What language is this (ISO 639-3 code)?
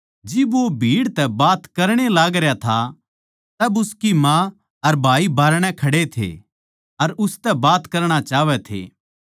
bgc